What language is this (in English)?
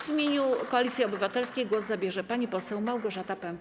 Polish